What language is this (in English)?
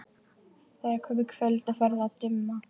Icelandic